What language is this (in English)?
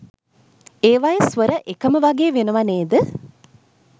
Sinhala